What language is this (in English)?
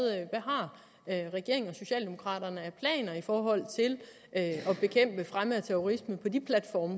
Danish